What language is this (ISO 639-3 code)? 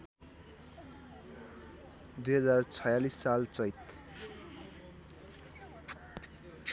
nep